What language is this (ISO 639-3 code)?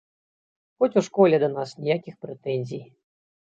bel